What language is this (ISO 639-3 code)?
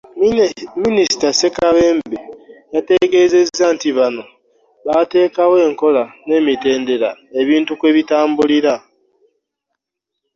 lug